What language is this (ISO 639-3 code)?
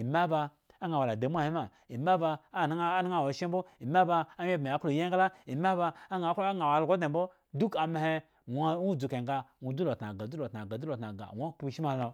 ego